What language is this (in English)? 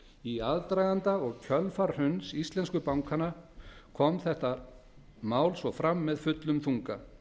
Icelandic